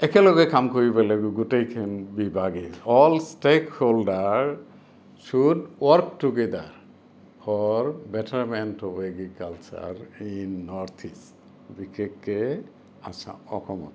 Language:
Assamese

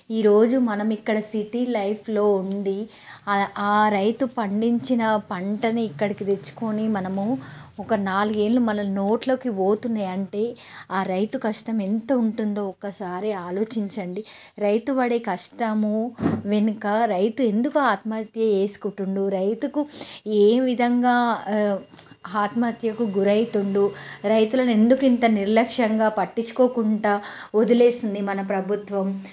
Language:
Telugu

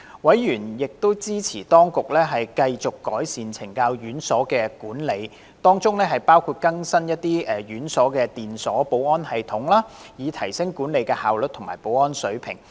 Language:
Cantonese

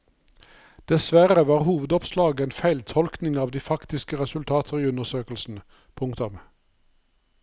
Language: Norwegian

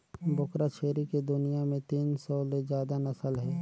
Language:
Chhattisgarhi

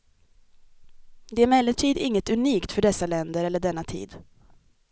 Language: Swedish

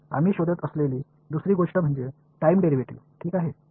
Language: Marathi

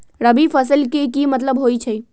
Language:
Magahi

